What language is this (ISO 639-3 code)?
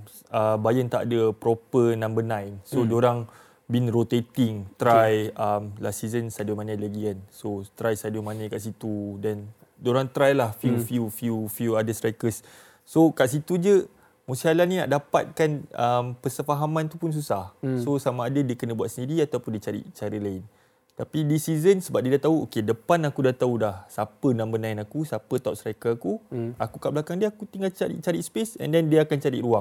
msa